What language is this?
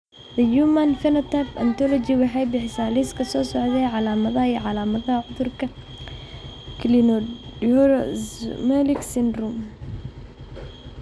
Somali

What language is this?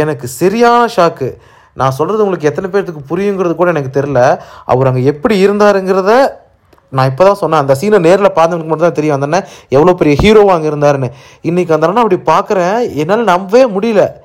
Tamil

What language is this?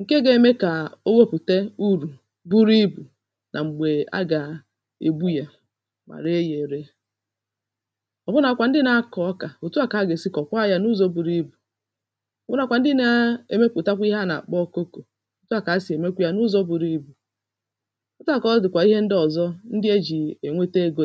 Igbo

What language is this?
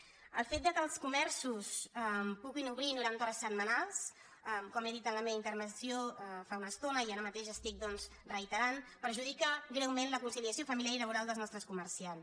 Catalan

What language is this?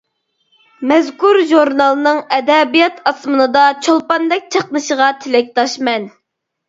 Uyghur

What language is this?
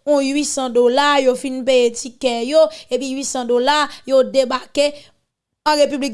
French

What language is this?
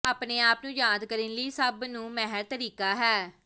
Punjabi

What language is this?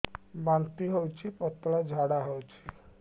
Odia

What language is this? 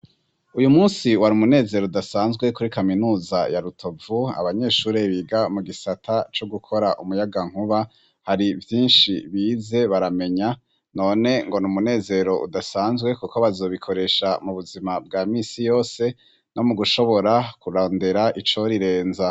Rundi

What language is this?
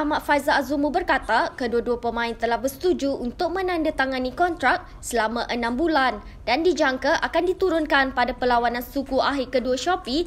Malay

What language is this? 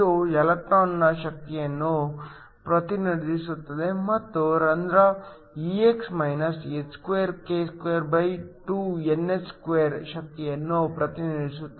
Kannada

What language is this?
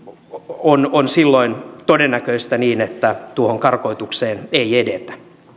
Finnish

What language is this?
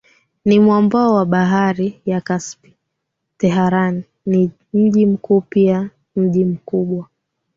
Swahili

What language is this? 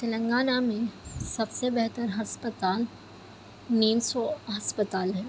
Urdu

